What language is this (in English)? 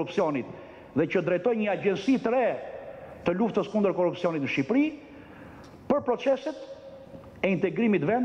Romanian